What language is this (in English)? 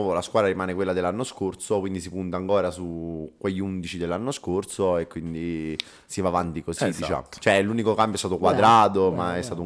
Italian